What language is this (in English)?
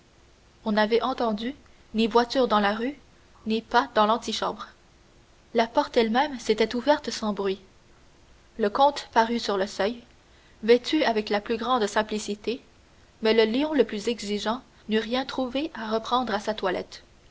French